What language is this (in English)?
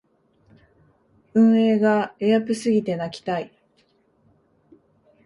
Japanese